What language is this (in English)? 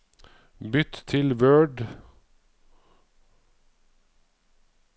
Norwegian